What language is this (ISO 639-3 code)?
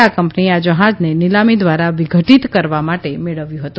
guj